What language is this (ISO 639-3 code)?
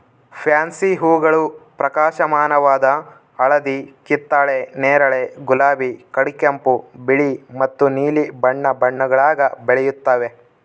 kan